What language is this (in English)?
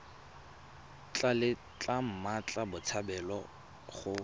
Tswana